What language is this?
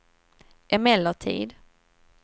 Swedish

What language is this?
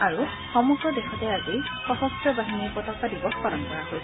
Assamese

